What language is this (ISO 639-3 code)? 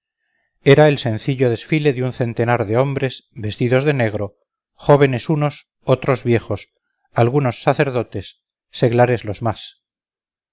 spa